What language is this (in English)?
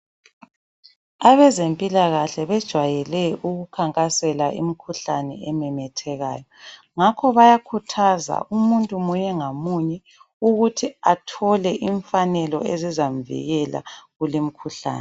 North Ndebele